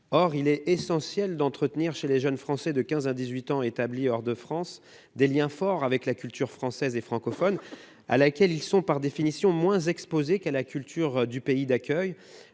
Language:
French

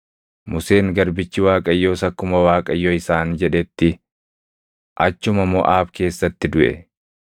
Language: Oromo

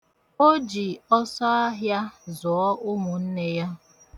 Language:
Igbo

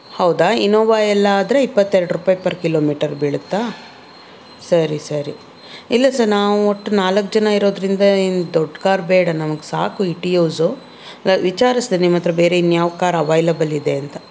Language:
Kannada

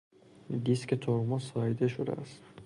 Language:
Persian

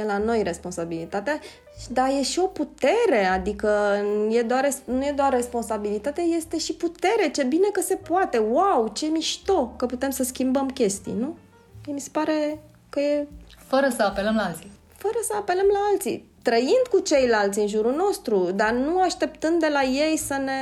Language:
Romanian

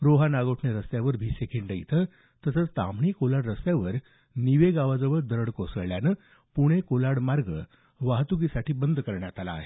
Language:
Marathi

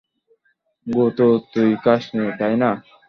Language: Bangla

